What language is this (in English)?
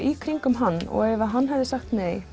Icelandic